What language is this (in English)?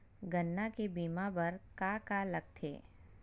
Chhattisgarhi